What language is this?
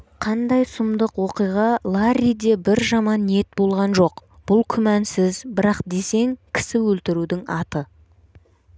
Kazakh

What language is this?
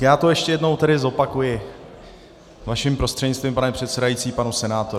Czech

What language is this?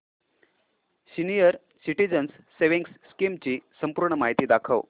Marathi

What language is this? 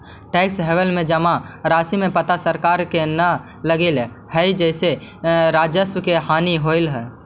Magahi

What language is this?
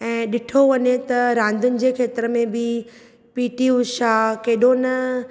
Sindhi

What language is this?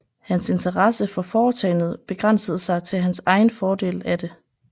Danish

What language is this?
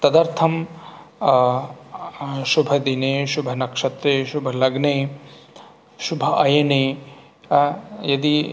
Sanskrit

